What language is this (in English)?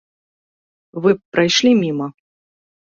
Belarusian